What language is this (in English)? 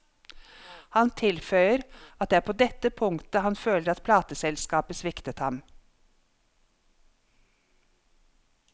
Norwegian